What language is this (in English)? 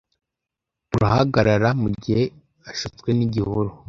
Kinyarwanda